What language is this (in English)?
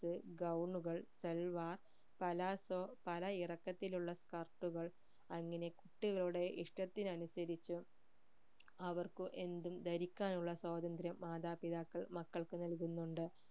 Malayalam